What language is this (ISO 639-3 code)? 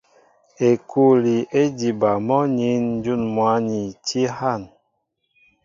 mbo